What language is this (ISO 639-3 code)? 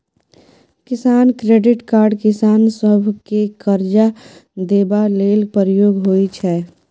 mai